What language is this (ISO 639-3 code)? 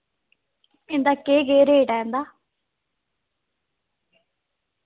doi